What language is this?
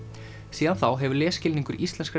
Icelandic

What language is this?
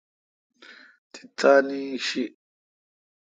Kalkoti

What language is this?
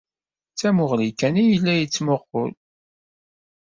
Kabyle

